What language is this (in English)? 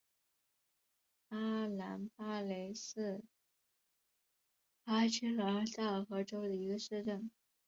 Chinese